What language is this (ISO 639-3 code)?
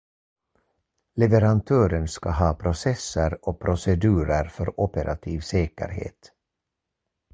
swe